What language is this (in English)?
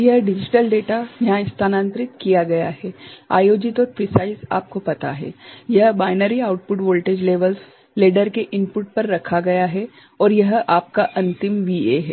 Hindi